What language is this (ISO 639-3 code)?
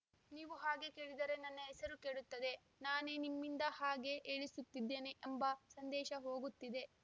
kan